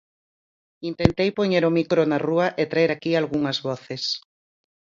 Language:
Galician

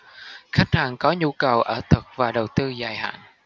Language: Vietnamese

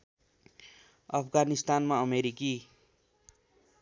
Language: Nepali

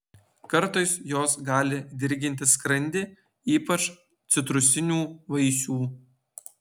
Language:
Lithuanian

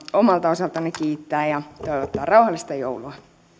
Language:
Finnish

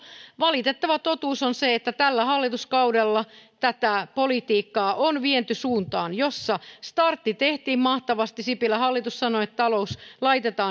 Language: Finnish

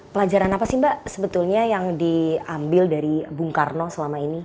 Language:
Indonesian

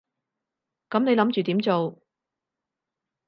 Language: Cantonese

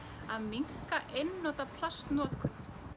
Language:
Icelandic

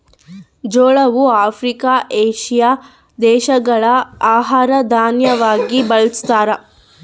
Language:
Kannada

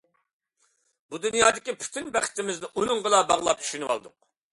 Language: Uyghur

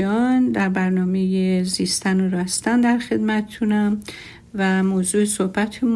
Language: Persian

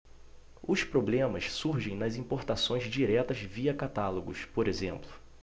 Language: Portuguese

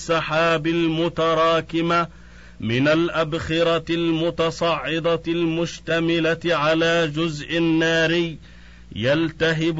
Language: Arabic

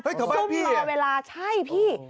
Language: Thai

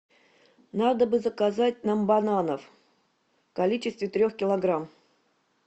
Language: Russian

